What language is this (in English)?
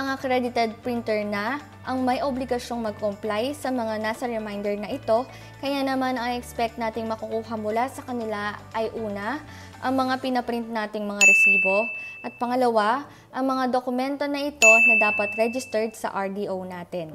Filipino